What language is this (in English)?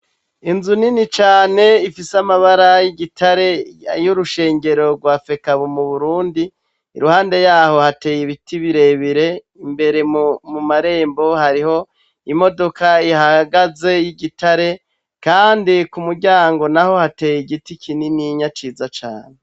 Rundi